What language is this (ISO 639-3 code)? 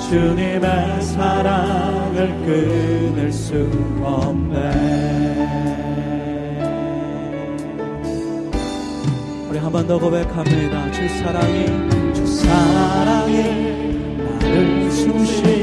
kor